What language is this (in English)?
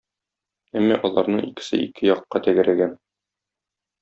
Tatar